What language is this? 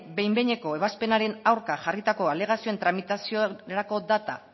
Basque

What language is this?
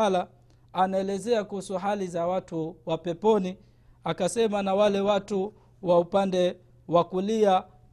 Swahili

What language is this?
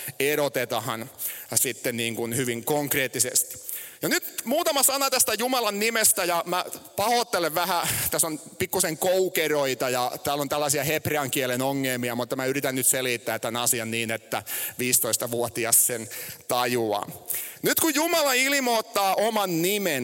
Finnish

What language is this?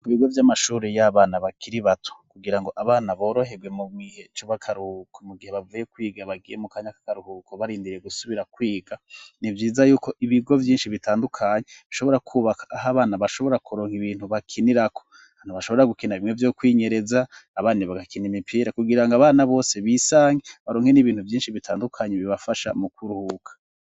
Rundi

